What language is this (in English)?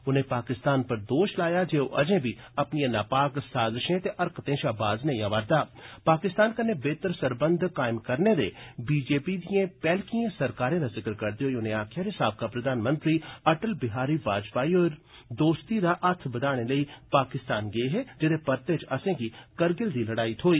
Dogri